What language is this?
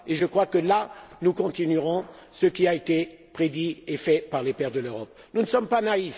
French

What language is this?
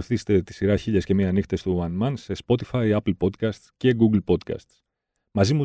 Greek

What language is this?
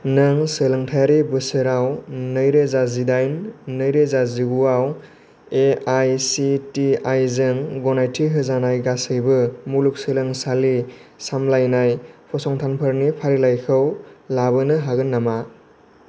Bodo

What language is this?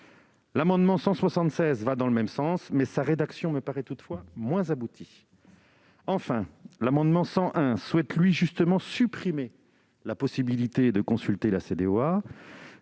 French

